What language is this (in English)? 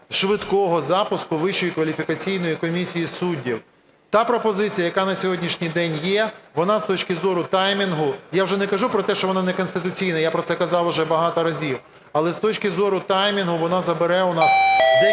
Ukrainian